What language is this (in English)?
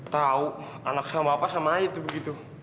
Indonesian